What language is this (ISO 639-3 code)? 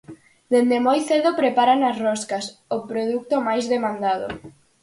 glg